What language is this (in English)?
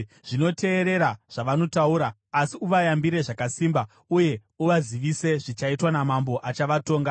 Shona